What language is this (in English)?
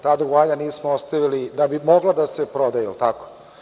Serbian